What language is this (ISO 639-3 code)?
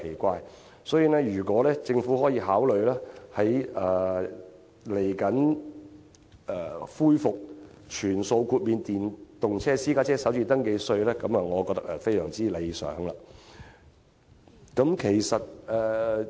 yue